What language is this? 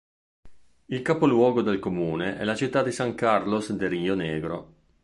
Italian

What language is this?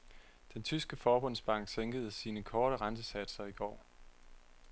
Danish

